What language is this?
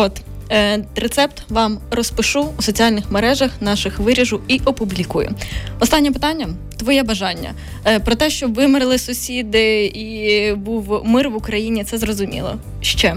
Ukrainian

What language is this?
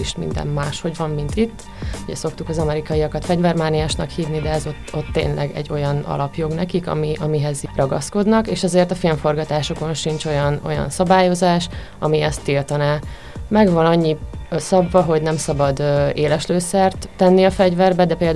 Hungarian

